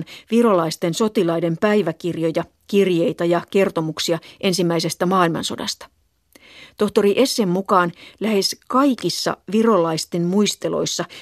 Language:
Finnish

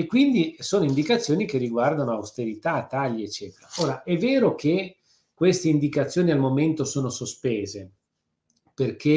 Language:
Italian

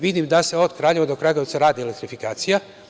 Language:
Serbian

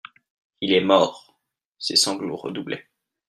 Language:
French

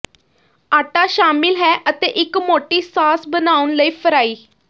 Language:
Punjabi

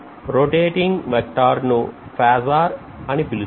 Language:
Telugu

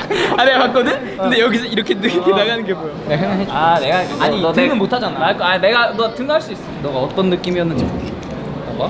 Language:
Korean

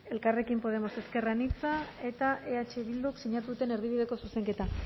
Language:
Basque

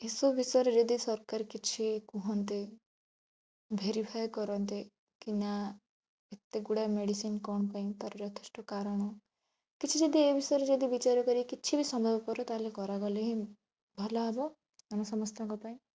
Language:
Odia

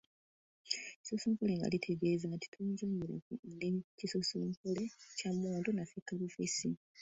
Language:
Ganda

